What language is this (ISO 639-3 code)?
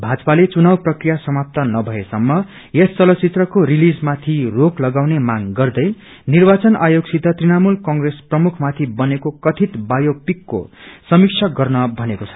nep